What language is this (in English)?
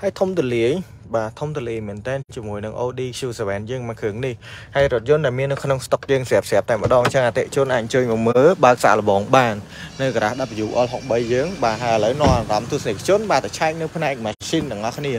Vietnamese